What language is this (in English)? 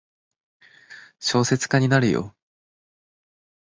Japanese